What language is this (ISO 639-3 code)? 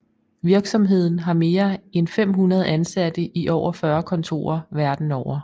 dan